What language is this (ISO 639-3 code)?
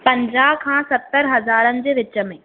snd